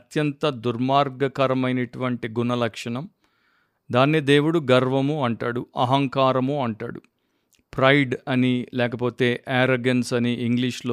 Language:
Telugu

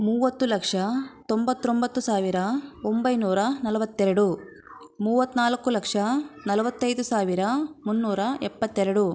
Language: Kannada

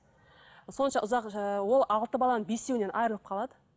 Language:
Kazakh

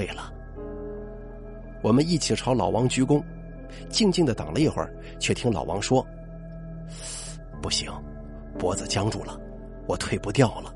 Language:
Chinese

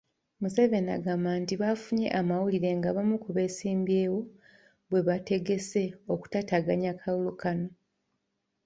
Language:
Ganda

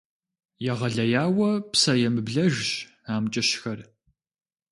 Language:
Kabardian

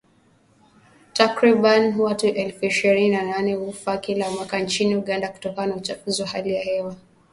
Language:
Swahili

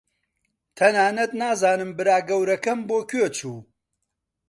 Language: Central Kurdish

